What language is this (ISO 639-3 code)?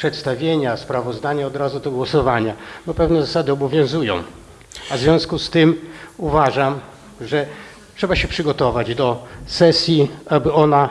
pol